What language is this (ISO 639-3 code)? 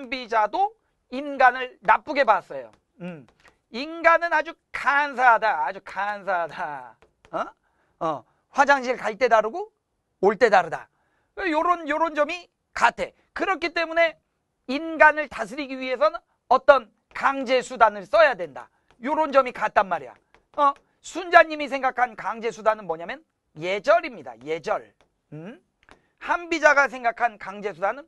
kor